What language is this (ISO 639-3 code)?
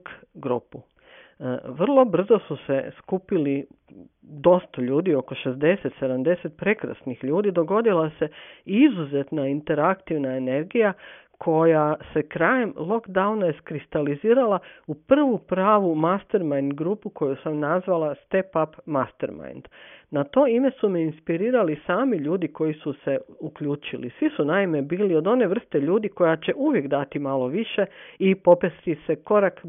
hrv